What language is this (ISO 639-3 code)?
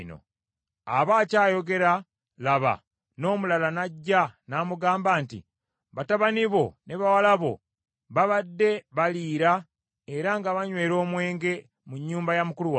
lug